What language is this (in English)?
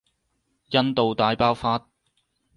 Cantonese